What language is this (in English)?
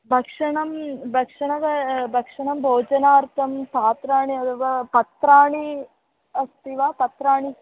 Sanskrit